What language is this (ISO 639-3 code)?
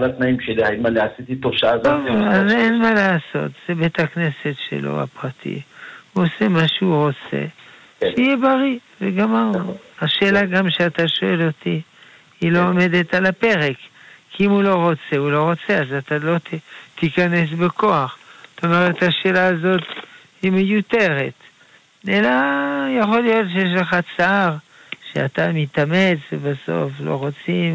heb